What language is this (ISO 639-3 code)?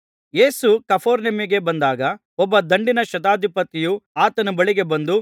kan